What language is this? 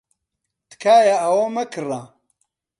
Central Kurdish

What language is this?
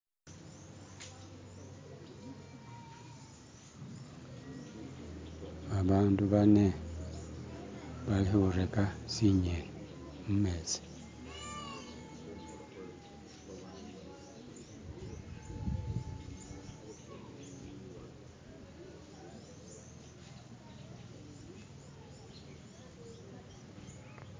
Masaaba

